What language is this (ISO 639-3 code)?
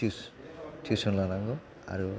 brx